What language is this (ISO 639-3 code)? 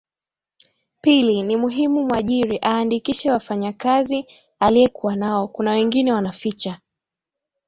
swa